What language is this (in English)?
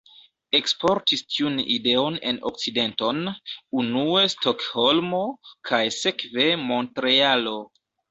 Esperanto